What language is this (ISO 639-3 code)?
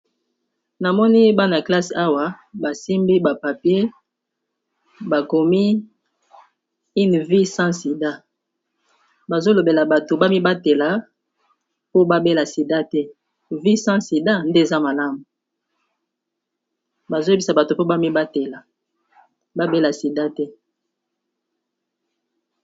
lin